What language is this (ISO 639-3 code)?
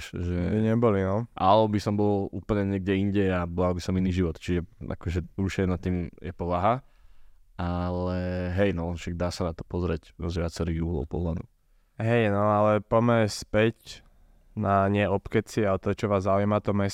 slk